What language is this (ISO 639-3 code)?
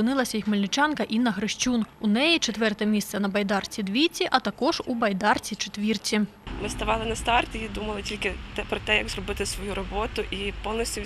ukr